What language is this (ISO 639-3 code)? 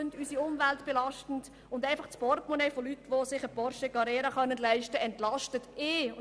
gsw